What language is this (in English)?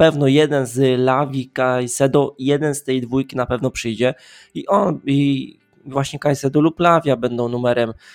Polish